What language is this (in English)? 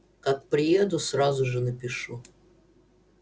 Russian